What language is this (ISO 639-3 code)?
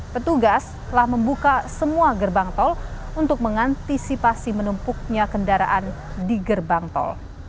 ind